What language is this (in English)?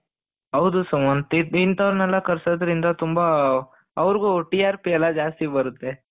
Kannada